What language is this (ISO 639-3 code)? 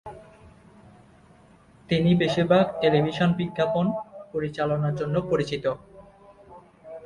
ben